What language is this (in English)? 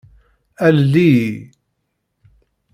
Kabyle